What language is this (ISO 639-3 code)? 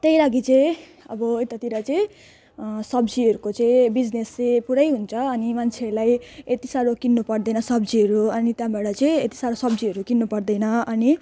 nep